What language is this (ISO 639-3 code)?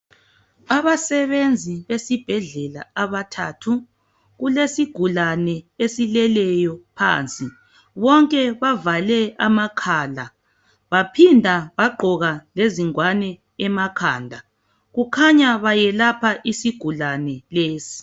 nde